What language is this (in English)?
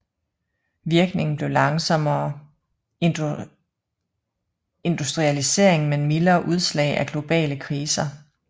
Danish